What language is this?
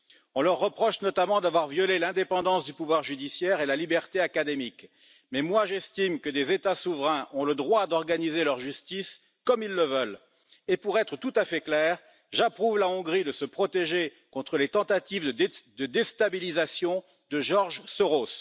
French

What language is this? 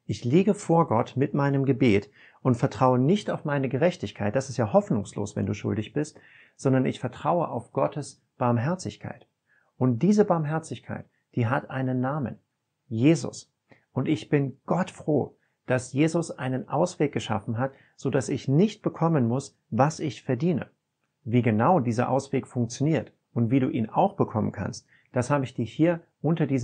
German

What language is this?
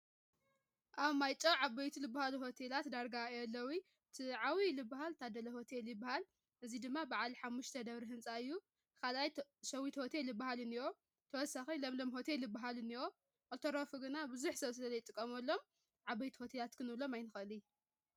Tigrinya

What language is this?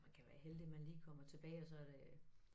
Danish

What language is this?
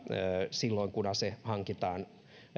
Finnish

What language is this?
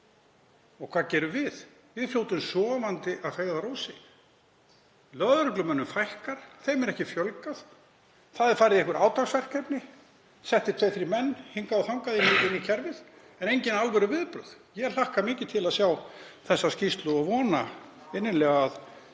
Icelandic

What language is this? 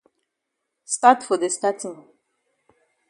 Cameroon Pidgin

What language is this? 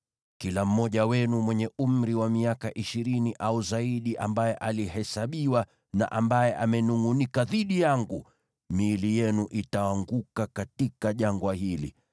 Swahili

